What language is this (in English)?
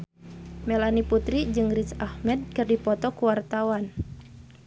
Sundanese